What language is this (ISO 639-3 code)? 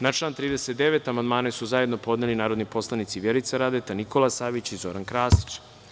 srp